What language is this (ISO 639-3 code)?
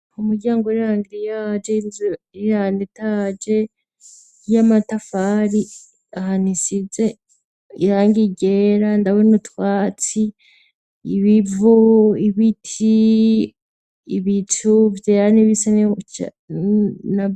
run